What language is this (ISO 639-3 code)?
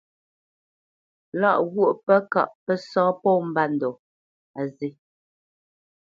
bce